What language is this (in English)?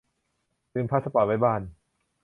Thai